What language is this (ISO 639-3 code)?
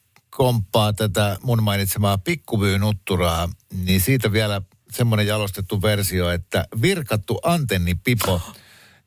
fin